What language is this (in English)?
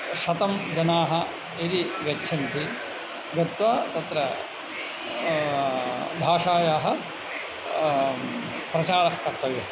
Sanskrit